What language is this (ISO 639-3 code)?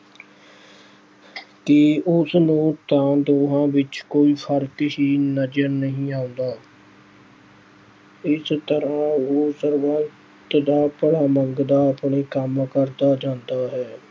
pan